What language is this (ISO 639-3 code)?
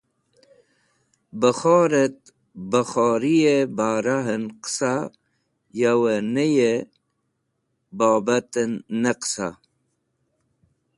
wbl